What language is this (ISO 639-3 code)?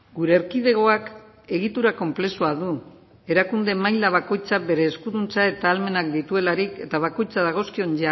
eus